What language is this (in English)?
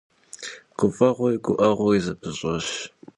Kabardian